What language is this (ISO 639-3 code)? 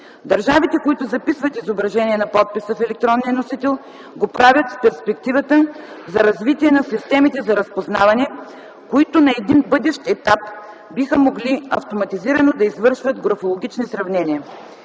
bul